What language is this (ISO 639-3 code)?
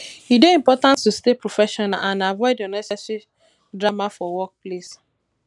pcm